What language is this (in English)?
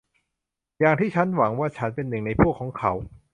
Thai